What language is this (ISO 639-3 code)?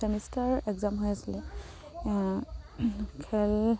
asm